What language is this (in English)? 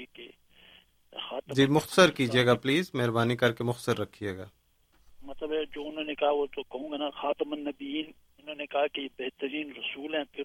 Urdu